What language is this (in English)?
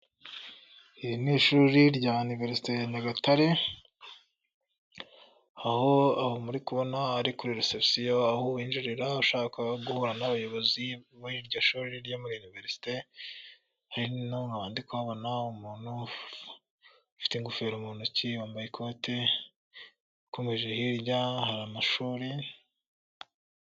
Kinyarwanda